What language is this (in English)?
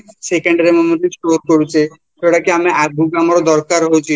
Odia